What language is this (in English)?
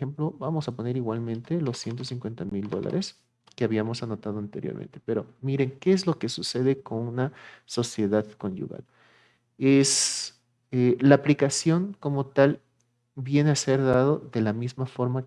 Spanish